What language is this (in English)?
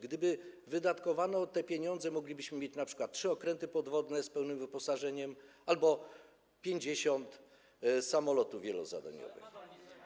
Polish